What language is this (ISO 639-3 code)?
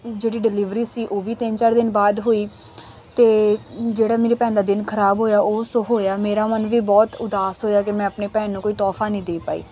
pan